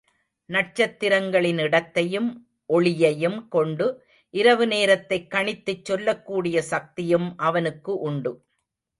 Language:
Tamil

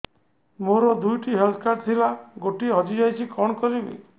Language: Odia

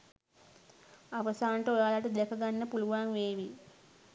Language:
Sinhala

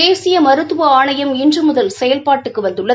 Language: Tamil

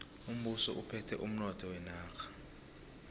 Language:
South Ndebele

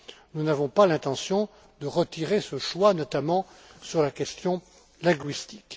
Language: French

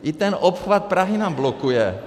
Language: Czech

